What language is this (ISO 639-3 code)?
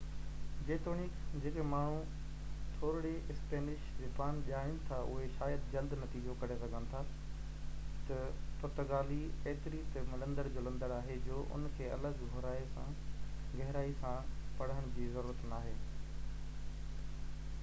snd